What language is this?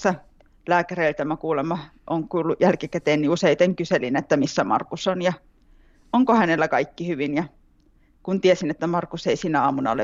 Finnish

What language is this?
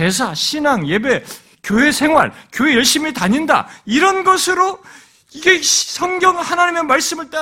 Korean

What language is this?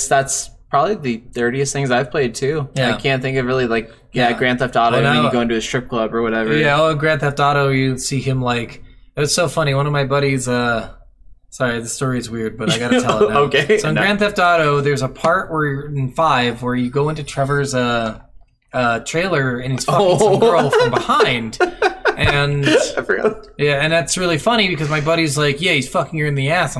English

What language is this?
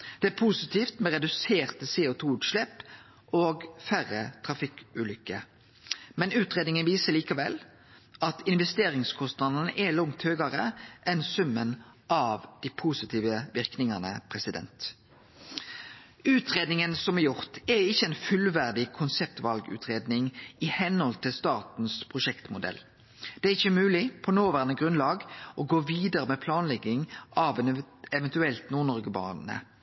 Norwegian Nynorsk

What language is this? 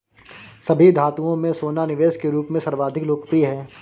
Hindi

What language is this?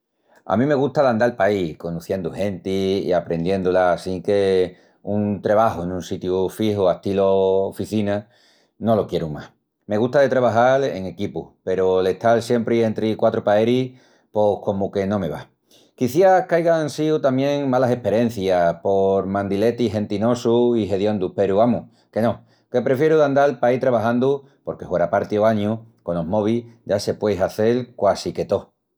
Extremaduran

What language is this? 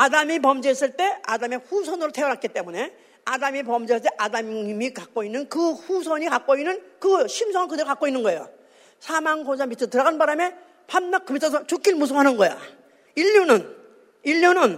Korean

